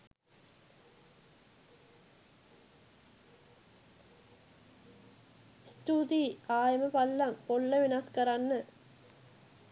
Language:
Sinhala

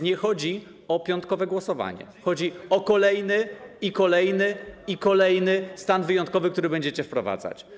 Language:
Polish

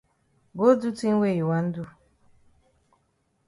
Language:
Cameroon Pidgin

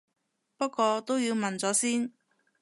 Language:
Cantonese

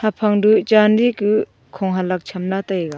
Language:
Wancho Naga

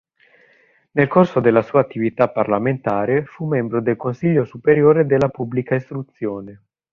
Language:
Italian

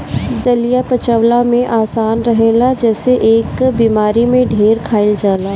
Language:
Bhojpuri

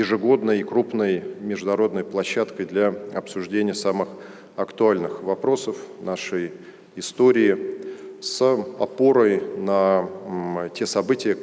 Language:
Russian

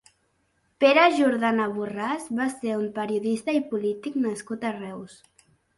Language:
Catalan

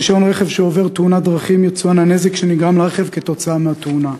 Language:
Hebrew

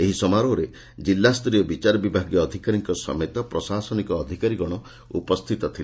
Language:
Odia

